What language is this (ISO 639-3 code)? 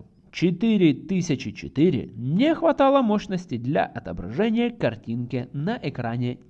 rus